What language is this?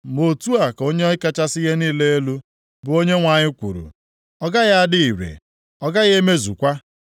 Igbo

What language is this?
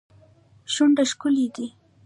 Pashto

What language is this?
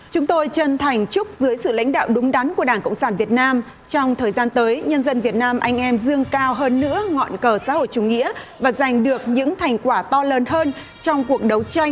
Vietnamese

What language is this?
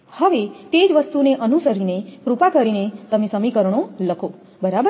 Gujarati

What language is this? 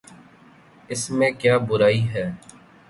Urdu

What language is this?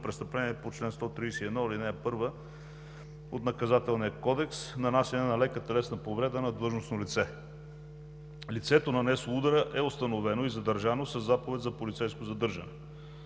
Bulgarian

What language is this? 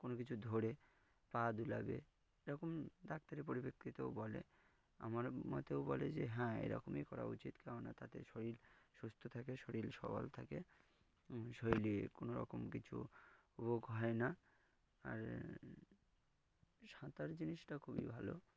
Bangla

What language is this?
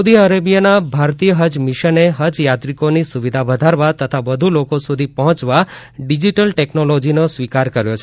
Gujarati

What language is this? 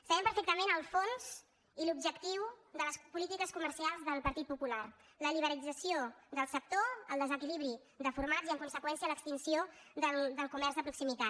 Catalan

